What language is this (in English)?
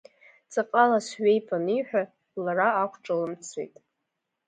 Abkhazian